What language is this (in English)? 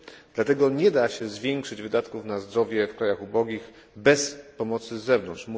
Polish